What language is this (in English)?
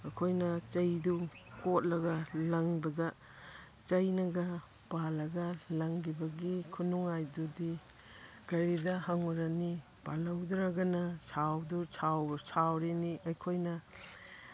Manipuri